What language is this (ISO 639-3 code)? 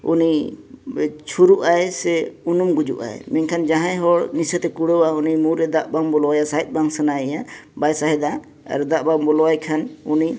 sat